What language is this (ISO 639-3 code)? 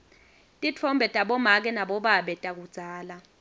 ssw